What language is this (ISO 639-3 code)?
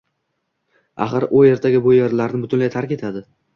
uzb